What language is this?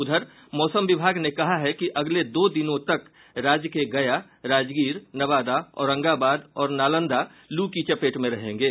Hindi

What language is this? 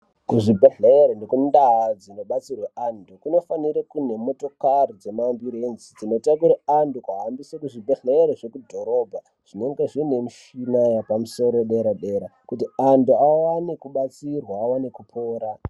Ndau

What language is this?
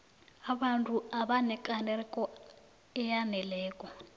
South Ndebele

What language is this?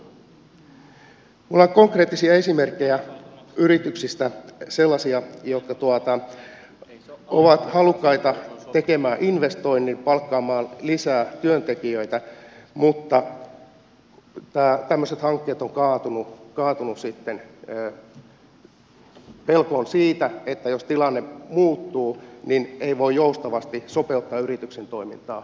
Finnish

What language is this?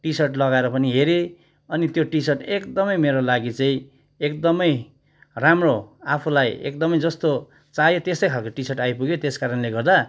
Nepali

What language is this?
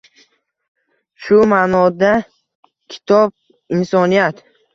Uzbek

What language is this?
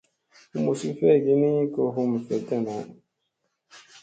Musey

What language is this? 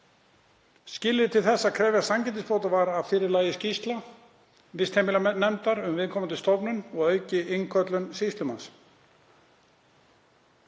Icelandic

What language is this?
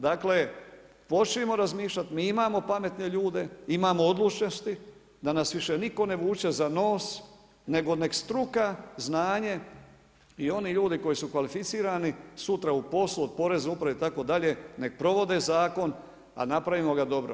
Croatian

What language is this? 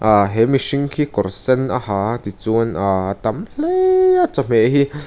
Mizo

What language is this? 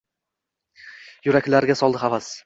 Uzbek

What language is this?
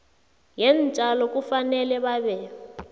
South Ndebele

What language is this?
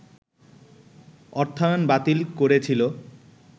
Bangla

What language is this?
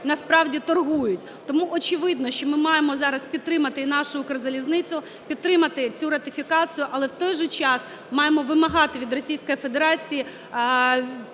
Ukrainian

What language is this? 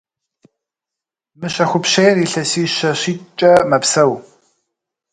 Kabardian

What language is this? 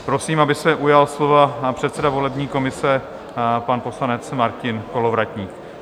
Czech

